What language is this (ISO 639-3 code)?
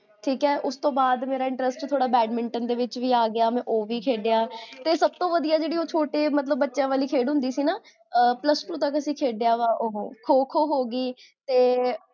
pan